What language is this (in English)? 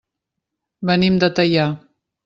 Catalan